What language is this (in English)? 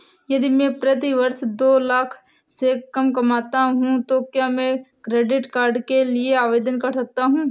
Hindi